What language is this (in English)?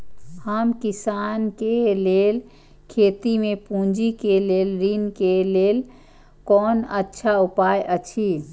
Maithili